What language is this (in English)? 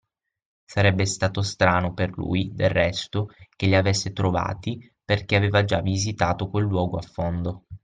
Italian